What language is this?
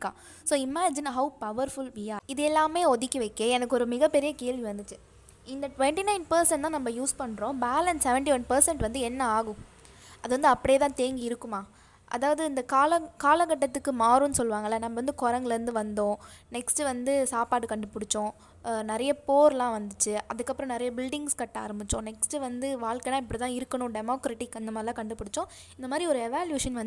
Tamil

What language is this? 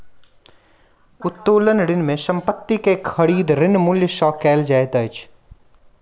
Maithili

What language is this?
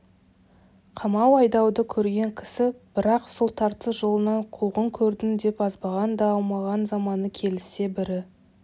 Kazakh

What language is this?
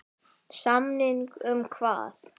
Icelandic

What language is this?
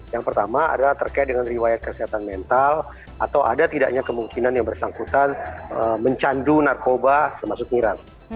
Indonesian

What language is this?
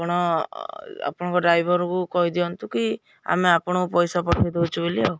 Odia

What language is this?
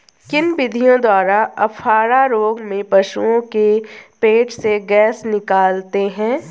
Hindi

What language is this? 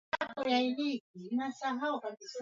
Swahili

